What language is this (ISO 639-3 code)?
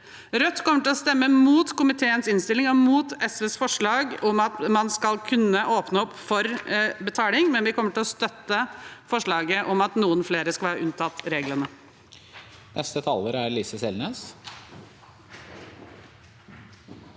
nor